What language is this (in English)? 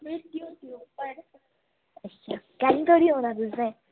Dogri